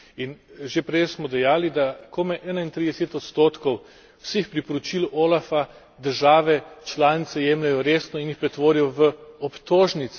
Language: Slovenian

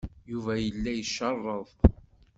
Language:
Kabyle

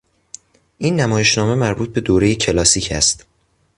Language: Persian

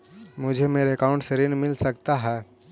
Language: Magahi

